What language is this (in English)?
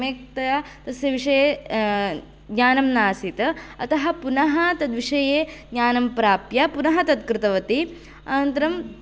Sanskrit